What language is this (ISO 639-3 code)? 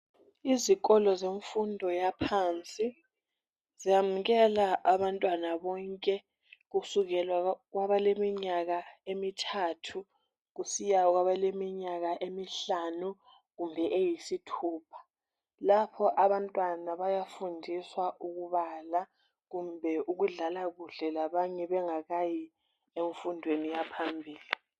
nde